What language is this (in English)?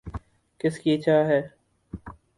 Urdu